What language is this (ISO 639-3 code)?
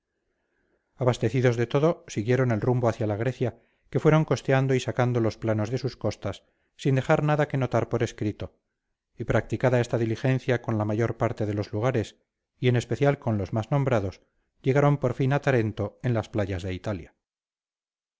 spa